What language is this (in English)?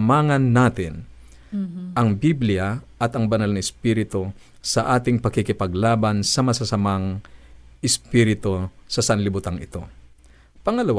Filipino